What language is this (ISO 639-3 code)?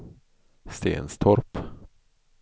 swe